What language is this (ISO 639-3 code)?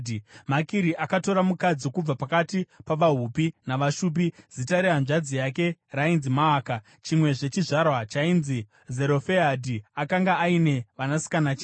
sna